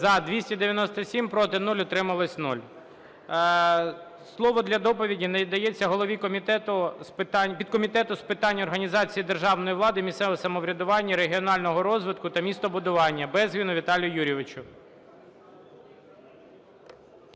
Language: Ukrainian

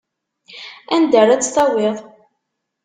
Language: Kabyle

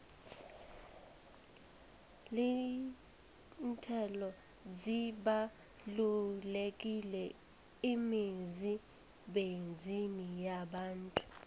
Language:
South Ndebele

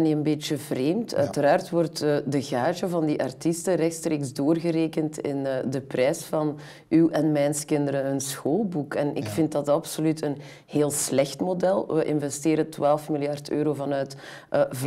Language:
Dutch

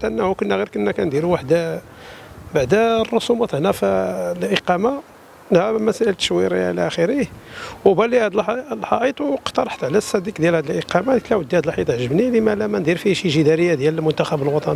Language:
Arabic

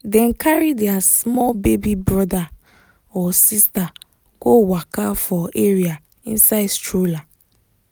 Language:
Nigerian Pidgin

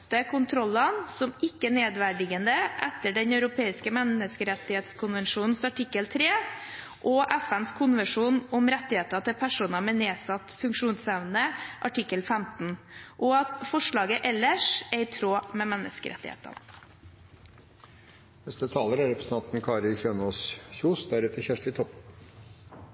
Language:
Norwegian Bokmål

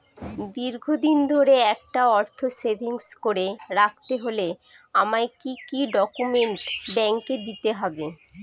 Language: Bangla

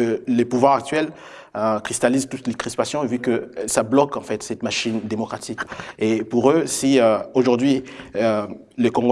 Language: French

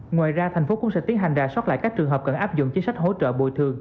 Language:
Vietnamese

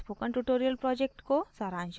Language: Hindi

